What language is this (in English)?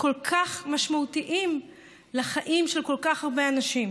Hebrew